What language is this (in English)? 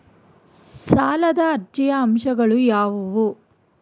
Kannada